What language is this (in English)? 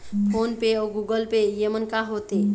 Chhattisgarhi